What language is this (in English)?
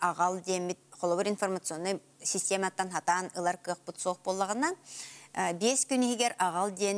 Turkish